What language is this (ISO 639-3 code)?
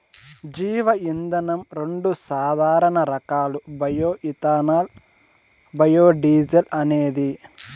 tel